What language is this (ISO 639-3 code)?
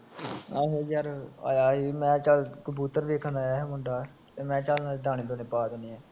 pan